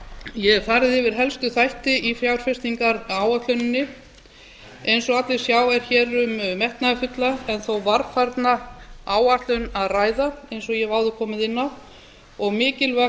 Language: Icelandic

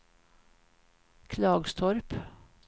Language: Swedish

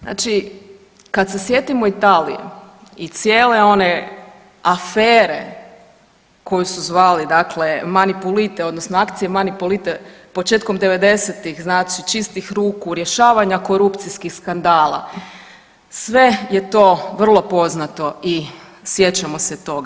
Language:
Croatian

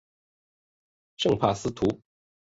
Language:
Chinese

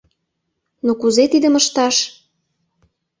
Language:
Mari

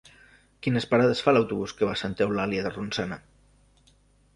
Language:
Catalan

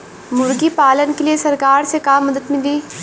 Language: Bhojpuri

